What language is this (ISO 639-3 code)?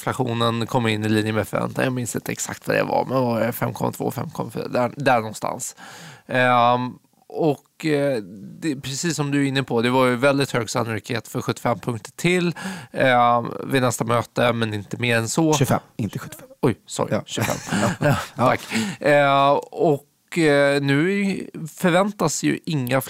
swe